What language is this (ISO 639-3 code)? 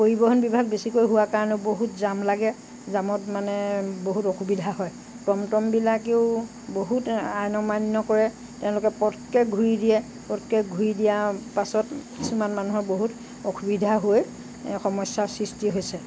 asm